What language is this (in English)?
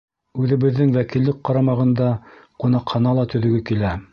Bashkir